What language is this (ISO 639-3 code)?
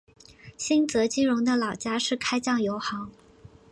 zho